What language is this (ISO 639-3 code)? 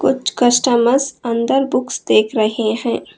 hin